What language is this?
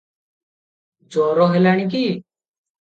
Odia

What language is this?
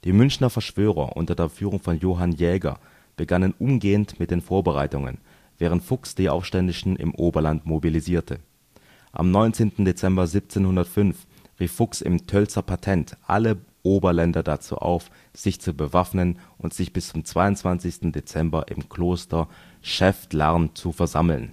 German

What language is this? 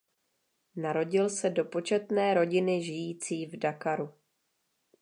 Czech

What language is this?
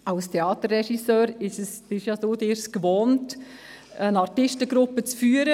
Swiss German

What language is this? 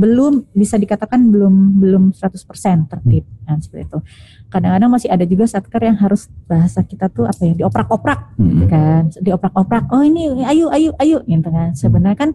Indonesian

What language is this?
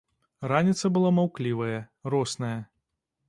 Belarusian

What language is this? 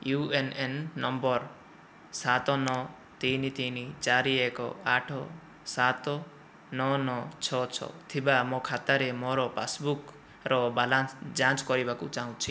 Odia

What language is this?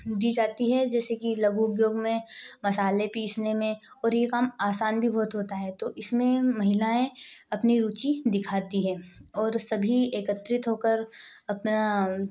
Hindi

